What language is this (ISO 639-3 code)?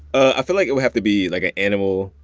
eng